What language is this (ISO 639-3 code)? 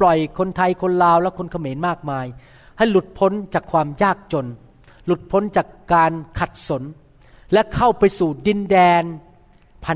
tha